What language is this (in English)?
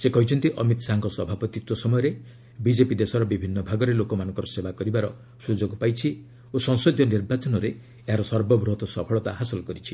Odia